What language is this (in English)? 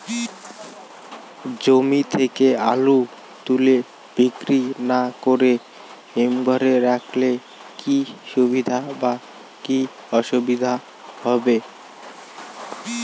Bangla